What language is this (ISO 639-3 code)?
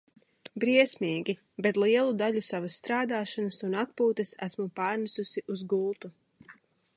lav